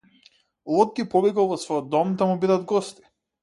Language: Macedonian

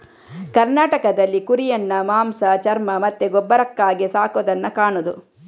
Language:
Kannada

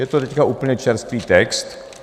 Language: Czech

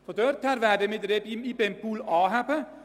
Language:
Swiss German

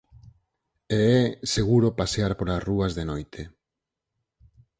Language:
Galician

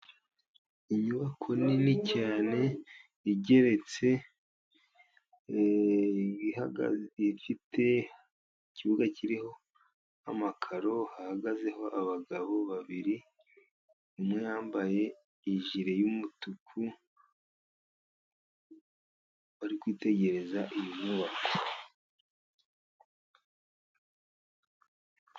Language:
Kinyarwanda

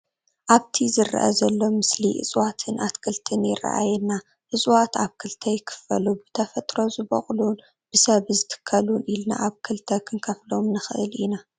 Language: Tigrinya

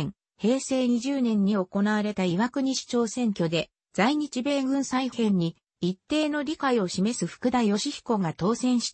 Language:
Japanese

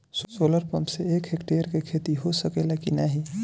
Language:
Bhojpuri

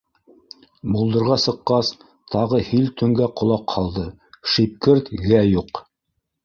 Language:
Bashkir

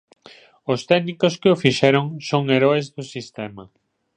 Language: Galician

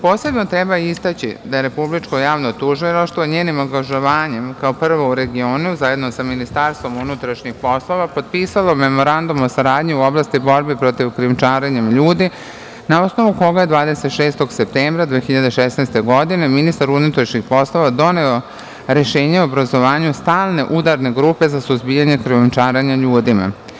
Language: Serbian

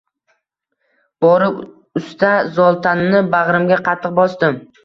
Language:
Uzbek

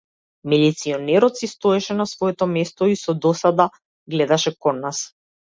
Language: Macedonian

